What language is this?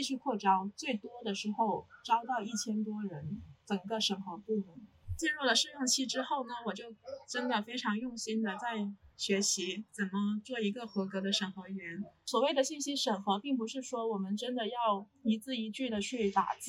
Chinese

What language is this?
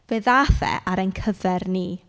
Welsh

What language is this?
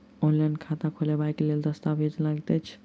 Maithili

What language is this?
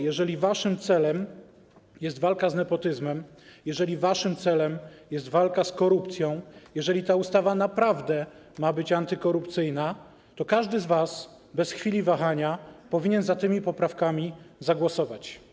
Polish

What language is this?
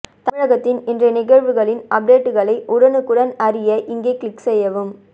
Tamil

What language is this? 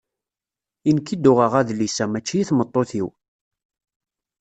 Kabyle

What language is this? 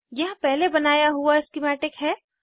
Hindi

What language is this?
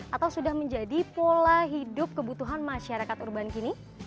Indonesian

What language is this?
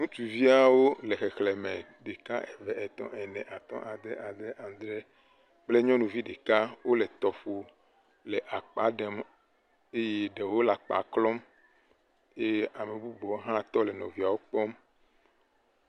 Ewe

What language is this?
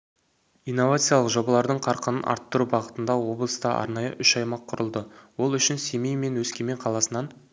Kazakh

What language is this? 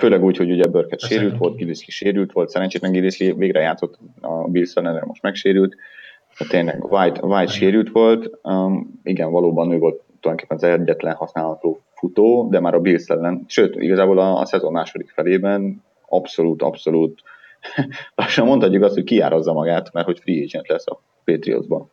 Hungarian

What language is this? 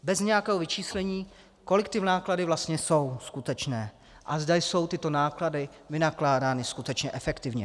Czech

